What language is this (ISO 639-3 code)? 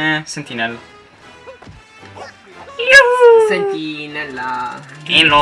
ita